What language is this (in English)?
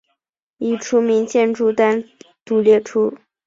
Chinese